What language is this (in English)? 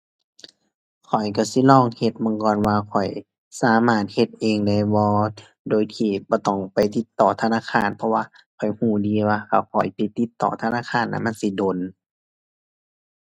Thai